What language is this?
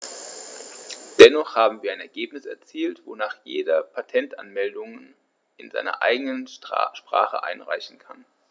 German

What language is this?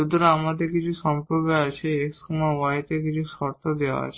Bangla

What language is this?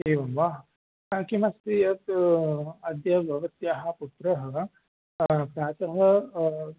Sanskrit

